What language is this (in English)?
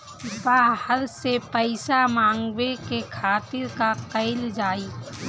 Bhojpuri